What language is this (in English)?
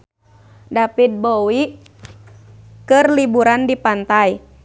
Sundanese